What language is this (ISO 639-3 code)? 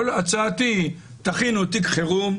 heb